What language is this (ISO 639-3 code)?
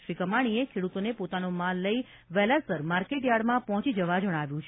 guj